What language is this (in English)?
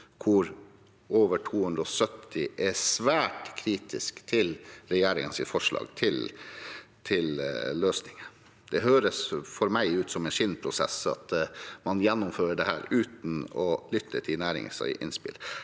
Norwegian